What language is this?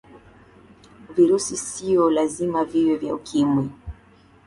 Swahili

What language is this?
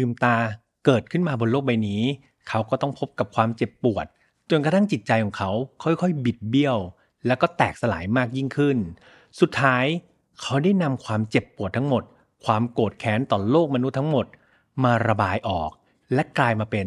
Thai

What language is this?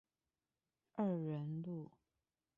Chinese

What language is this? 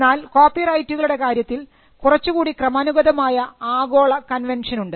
Malayalam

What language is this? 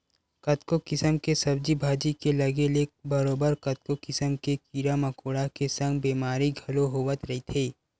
Chhattisgarhi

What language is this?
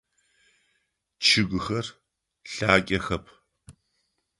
Adyghe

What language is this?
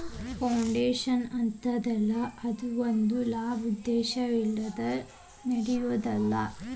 Kannada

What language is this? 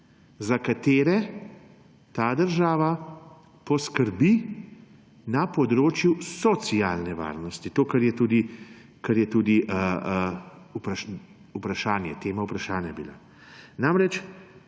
Slovenian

